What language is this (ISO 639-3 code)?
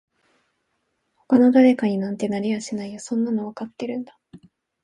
jpn